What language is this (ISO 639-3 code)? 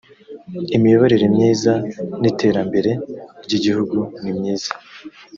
kin